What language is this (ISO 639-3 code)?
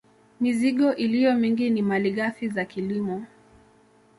swa